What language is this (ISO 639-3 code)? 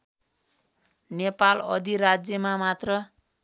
nep